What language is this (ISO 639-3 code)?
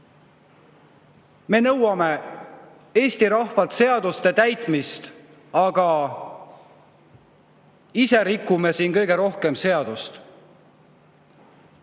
est